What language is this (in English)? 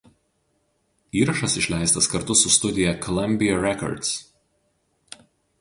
Lithuanian